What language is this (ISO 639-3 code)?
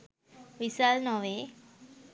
sin